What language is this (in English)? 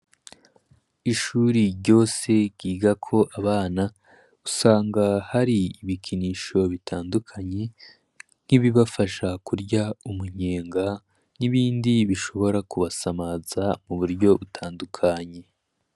Rundi